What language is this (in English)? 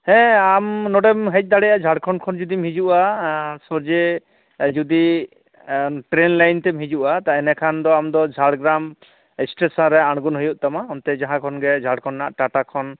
Santali